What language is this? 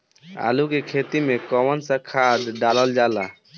Bhojpuri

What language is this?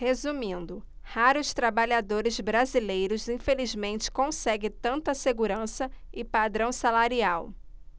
Portuguese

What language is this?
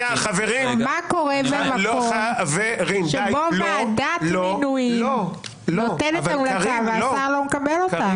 Hebrew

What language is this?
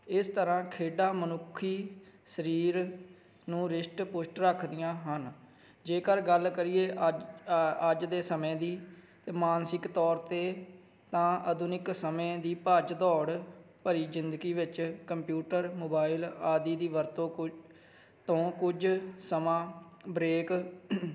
Punjabi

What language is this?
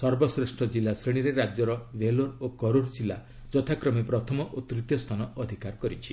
Odia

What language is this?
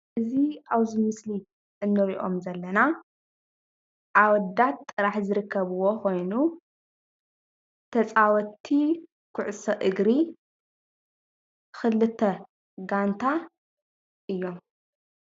Tigrinya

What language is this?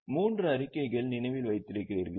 Tamil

